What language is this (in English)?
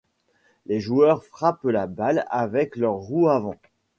French